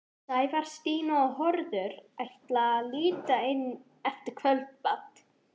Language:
Icelandic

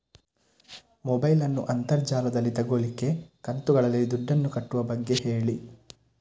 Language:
Kannada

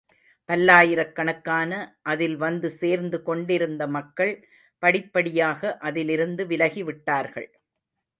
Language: Tamil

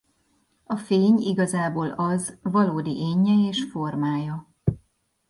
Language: Hungarian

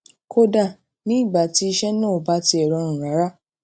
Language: Yoruba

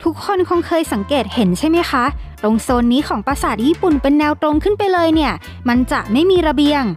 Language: Thai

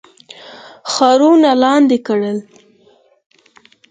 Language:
Pashto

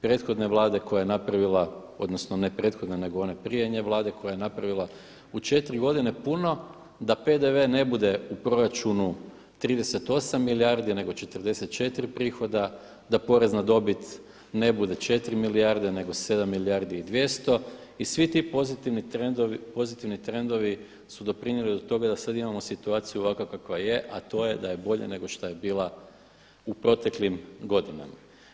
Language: Croatian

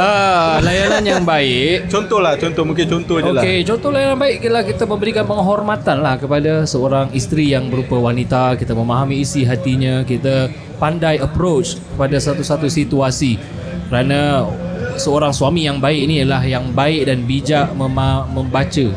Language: Malay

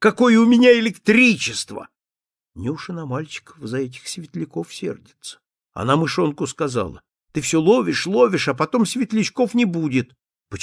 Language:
Russian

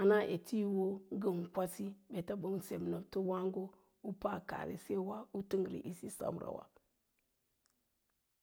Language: Lala-Roba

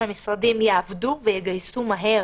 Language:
Hebrew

